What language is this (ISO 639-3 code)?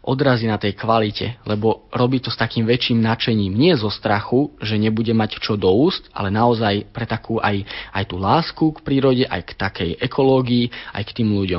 slk